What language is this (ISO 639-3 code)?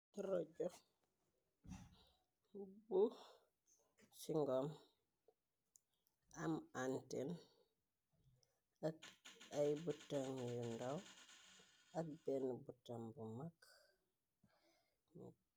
wol